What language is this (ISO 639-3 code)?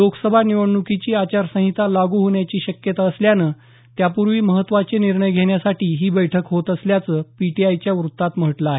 mar